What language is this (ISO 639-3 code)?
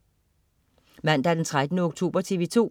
dan